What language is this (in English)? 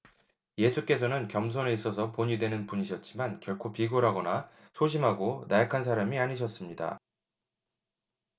Korean